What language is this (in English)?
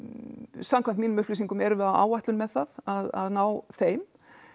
Icelandic